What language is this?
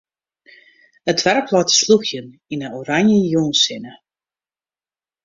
Western Frisian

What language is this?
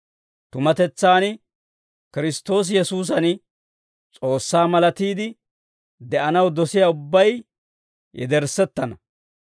Dawro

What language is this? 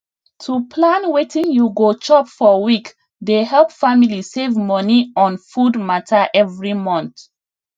Nigerian Pidgin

